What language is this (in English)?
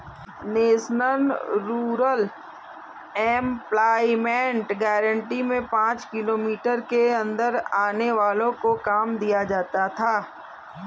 Hindi